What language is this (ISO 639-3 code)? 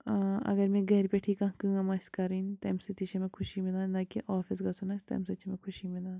kas